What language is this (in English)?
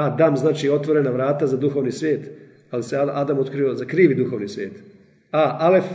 Croatian